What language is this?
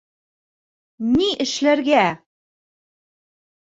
Bashkir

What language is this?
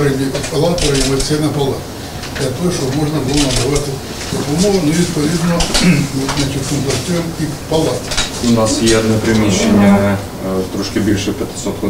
Ukrainian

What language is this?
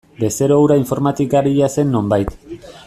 Basque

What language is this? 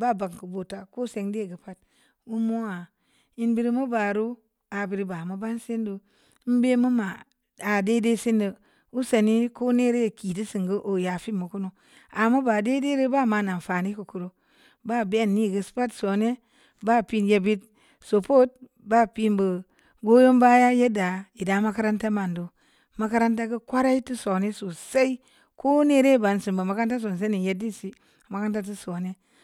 Samba Leko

